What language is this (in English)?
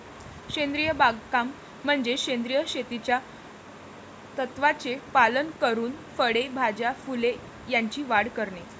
Marathi